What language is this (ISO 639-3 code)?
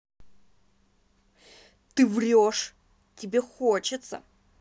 rus